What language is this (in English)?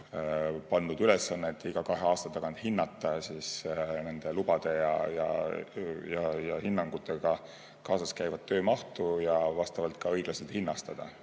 Estonian